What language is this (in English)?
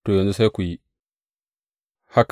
Hausa